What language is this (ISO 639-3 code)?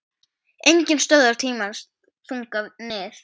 isl